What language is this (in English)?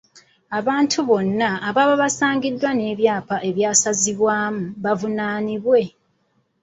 Ganda